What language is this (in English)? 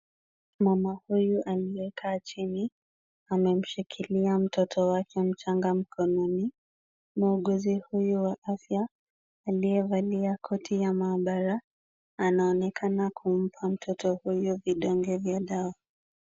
Swahili